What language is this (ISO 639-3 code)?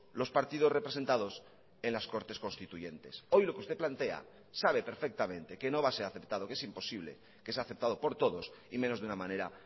spa